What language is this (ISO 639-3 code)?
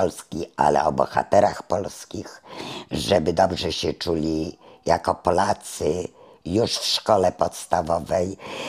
pol